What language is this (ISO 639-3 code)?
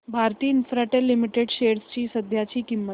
mar